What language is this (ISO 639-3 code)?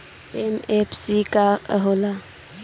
bho